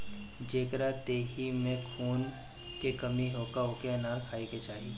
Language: Bhojpuri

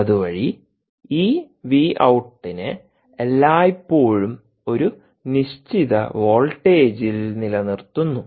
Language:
Malayalam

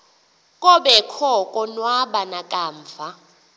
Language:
Xhosa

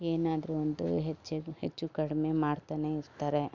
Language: Kannada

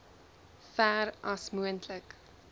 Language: Afrikaans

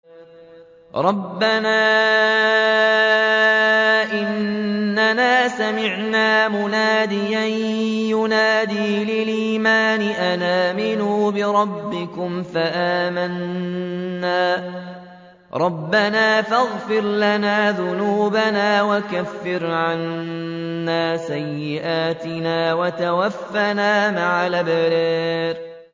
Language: Arabic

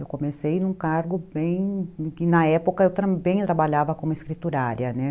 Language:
Portuguese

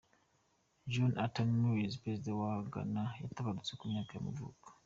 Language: Kinyarwanda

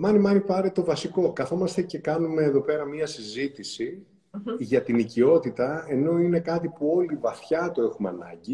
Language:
Greek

